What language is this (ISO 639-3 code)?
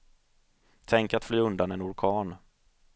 swe